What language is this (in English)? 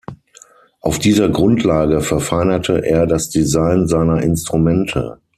German